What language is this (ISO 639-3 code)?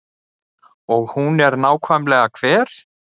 isl